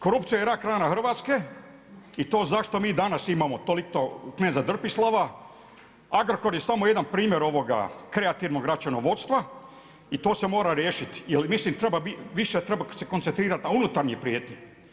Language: Croatian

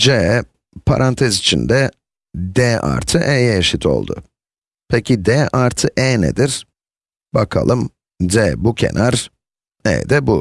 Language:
Turkish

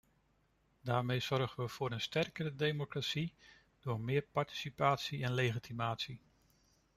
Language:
Dutch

